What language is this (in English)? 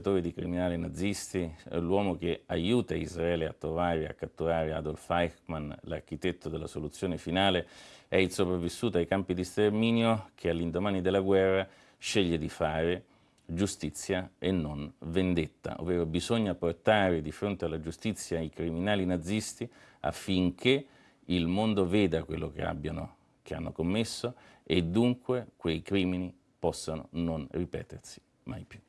Italian